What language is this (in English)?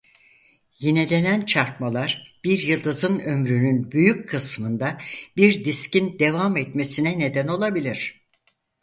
Turkish